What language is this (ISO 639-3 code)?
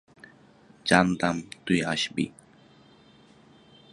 ben